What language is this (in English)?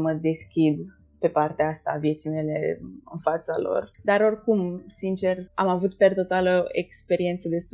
Romanian